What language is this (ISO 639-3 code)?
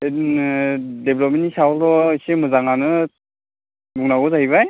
brx